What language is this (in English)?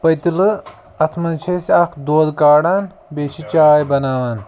Kashmiri